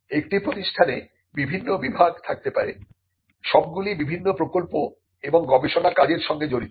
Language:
Bangla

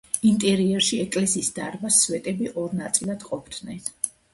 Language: Georgian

